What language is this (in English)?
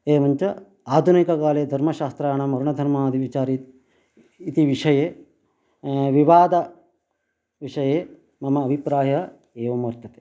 Sanskrit